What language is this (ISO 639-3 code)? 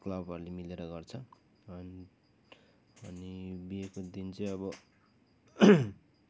nep